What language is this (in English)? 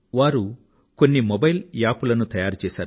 Telugu